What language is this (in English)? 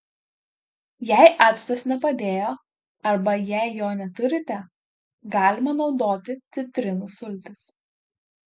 Lithuanian